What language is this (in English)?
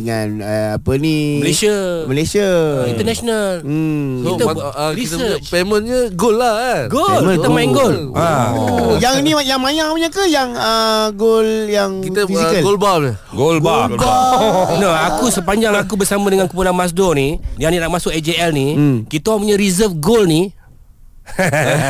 Malay